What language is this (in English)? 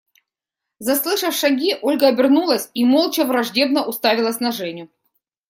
Russian